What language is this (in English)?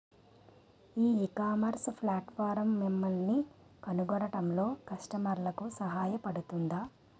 Telugu